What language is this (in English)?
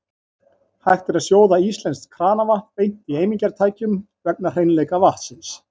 Icelandic